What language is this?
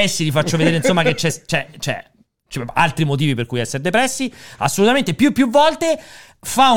Italian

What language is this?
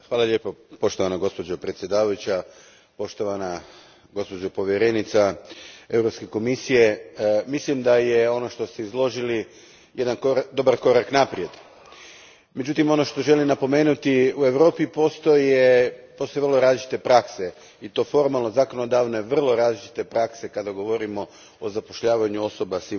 Croatian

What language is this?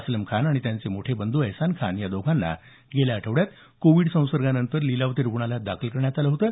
Marathi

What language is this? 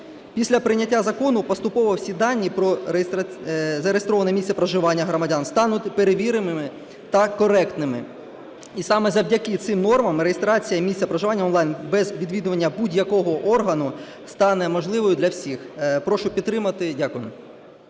Ukrainian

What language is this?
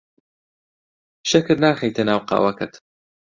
Central Kurdish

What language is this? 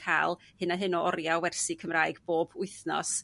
Welsh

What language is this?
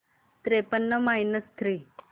Marathi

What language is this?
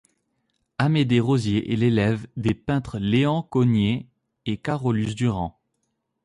French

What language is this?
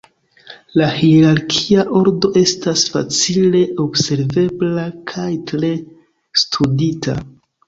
Esperanto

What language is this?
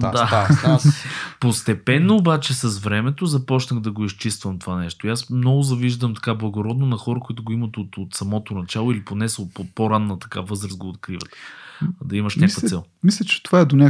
Bulgarian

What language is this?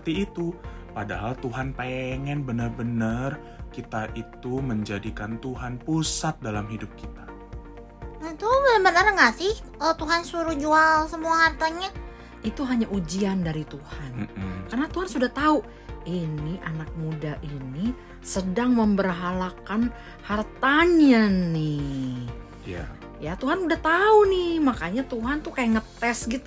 Indonesian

